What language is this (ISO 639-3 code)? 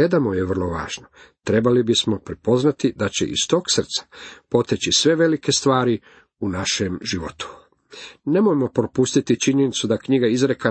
hrv